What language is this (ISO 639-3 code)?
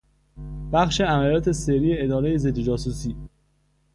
fas